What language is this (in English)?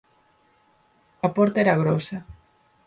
Galician